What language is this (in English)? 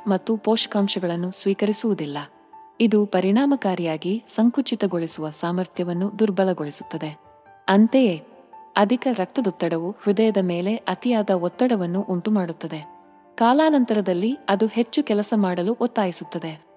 Kannada